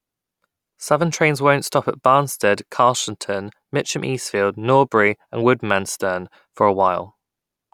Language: English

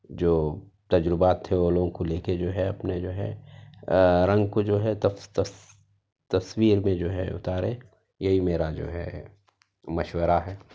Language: Urdu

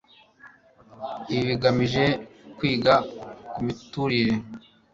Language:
Kinyarwanda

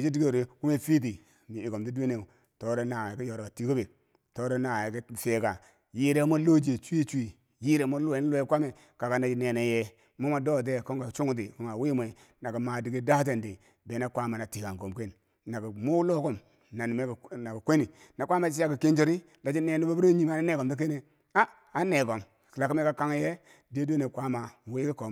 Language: Bangwinji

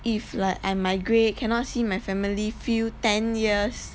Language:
English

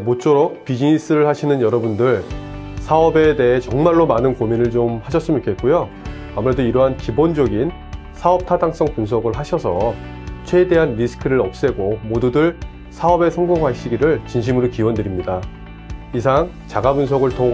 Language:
Korean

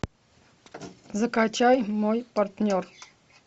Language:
Russian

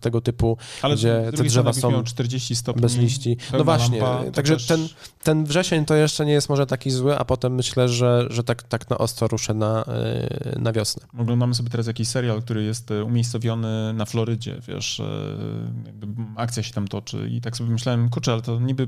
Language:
Polish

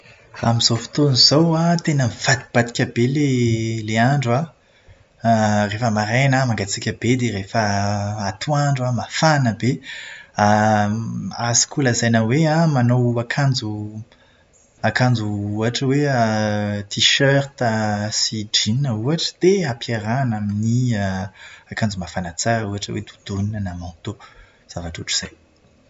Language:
Malagasy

